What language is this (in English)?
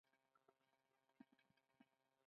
Pashto